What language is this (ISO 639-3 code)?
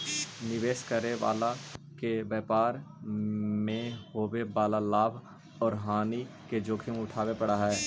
mag